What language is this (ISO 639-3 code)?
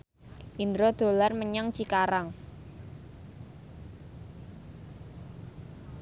jav